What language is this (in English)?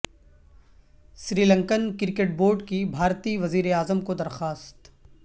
Urdu